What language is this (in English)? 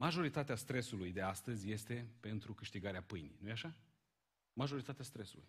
Romanian